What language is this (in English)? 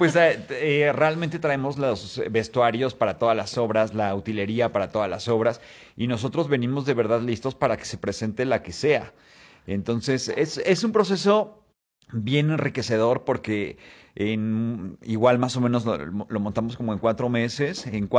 Spanish